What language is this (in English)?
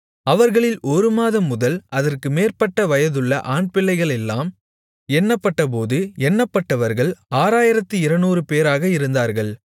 Tamil